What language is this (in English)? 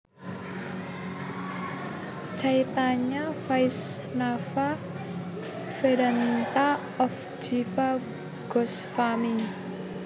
Javanese